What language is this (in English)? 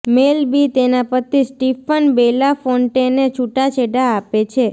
Gujarati